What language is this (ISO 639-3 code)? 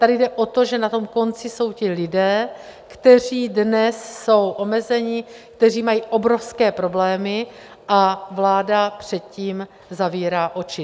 ces